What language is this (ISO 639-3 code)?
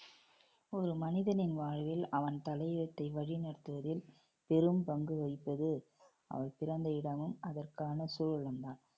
tam